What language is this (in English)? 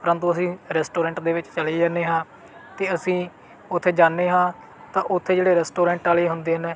Punjabi